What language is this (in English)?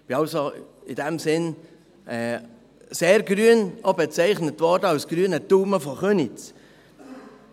Swiss German